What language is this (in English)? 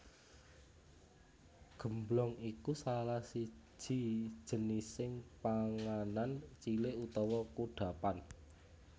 Javanese